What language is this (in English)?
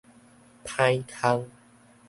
Min Nan Chinese